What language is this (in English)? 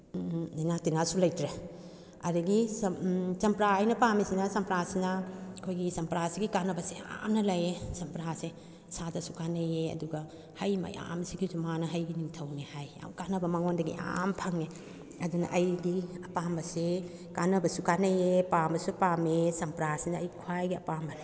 Manipuri